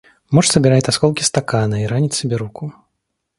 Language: Russian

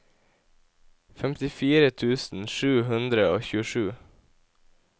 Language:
Norwegian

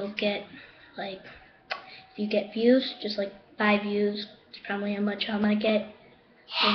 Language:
English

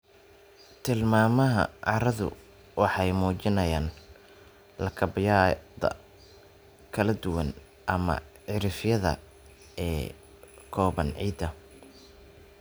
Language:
Somali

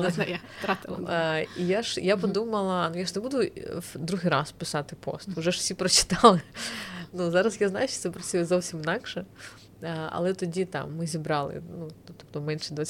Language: Ukrainian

